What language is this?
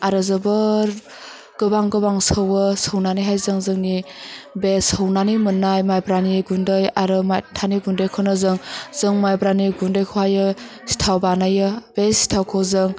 Bodo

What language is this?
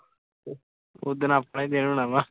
Punjabi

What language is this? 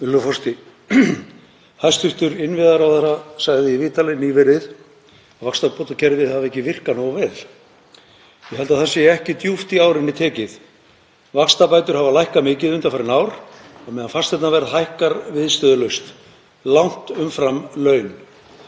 Icelandic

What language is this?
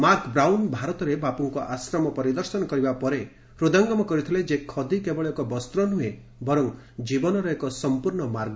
Odia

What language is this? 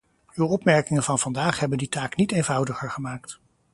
Dutch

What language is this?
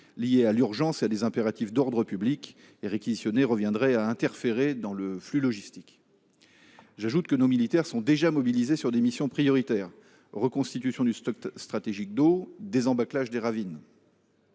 French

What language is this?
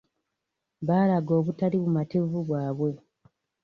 Ganda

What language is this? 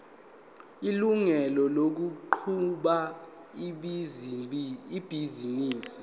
Zulu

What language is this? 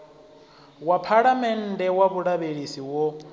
Venda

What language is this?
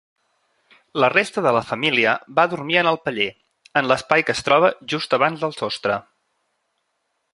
Catalan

